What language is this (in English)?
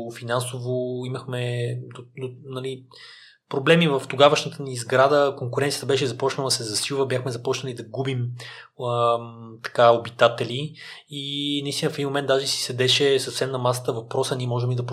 Bulgarian